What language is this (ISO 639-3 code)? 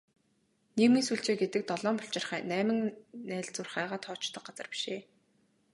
mon